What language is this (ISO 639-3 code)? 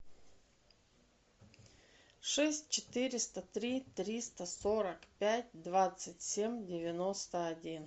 rus